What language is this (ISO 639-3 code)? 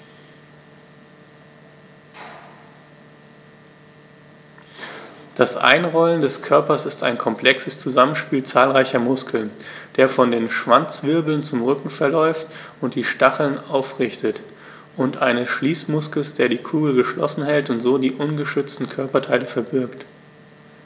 deu